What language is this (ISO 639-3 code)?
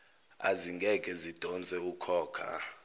zul